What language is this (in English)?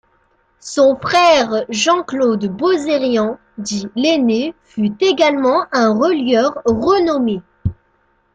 French